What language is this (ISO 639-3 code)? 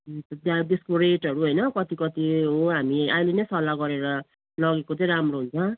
nep